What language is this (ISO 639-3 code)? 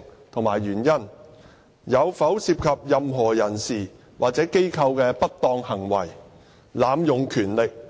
yue